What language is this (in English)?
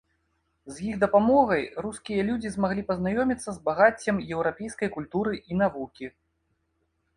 Belarusian